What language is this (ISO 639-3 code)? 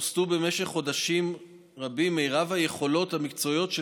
heb